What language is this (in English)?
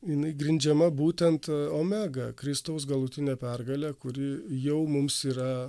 Lithuanian